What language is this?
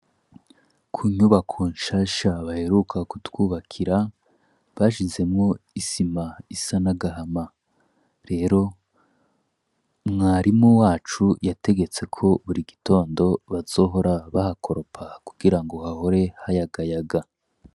Rundi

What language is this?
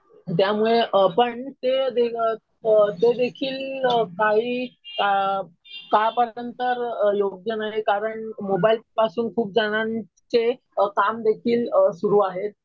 Marathi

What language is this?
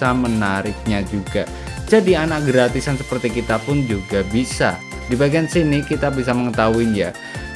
Indonesian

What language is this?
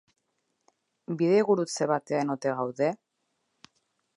Basque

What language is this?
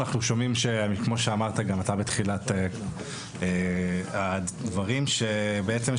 Hebrew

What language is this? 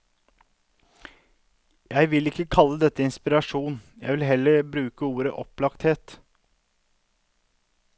Norwegian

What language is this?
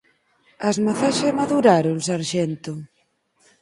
Galician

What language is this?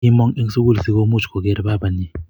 Kalenjin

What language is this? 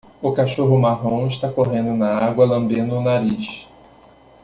Portuguese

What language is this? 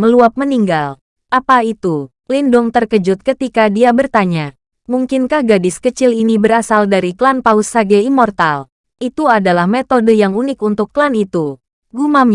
Indonesian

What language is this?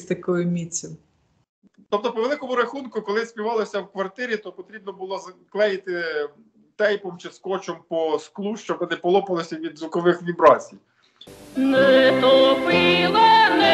Ukrainian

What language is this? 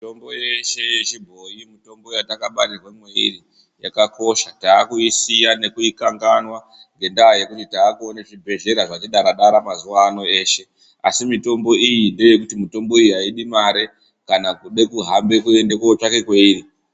Ndau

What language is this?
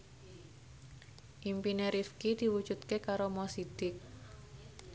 Javanese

